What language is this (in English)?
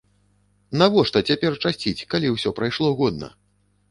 Belarusian